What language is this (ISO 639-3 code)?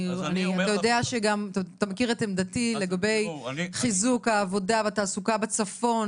heb